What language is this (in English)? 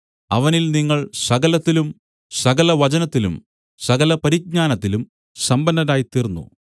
Malayalam